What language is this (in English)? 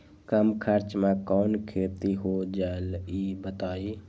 Magahi